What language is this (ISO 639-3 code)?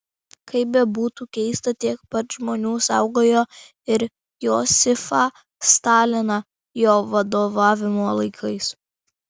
lit